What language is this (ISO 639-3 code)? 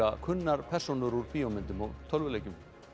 isl